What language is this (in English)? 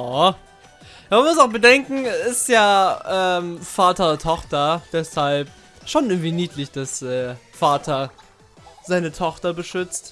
German